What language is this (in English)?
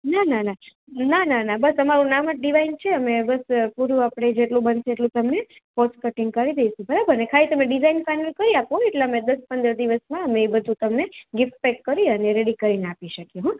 Gujarati